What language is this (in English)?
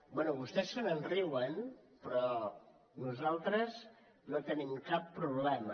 Catalan